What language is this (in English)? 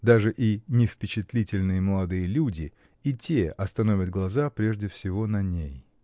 Russian